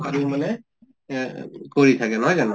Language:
Assamese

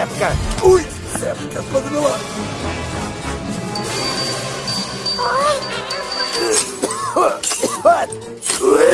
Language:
Russian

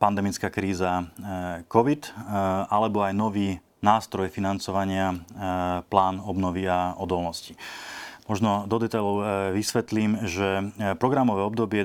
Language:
Slovak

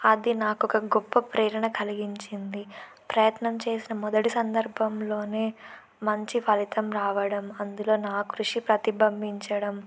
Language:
Telugu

